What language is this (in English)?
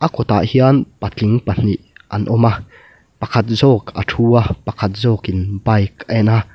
Mizo